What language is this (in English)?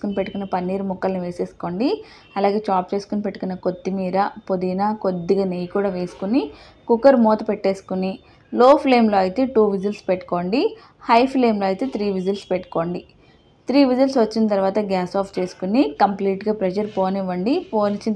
Telugu